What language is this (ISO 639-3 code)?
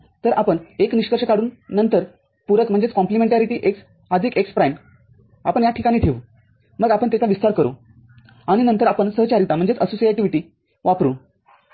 mar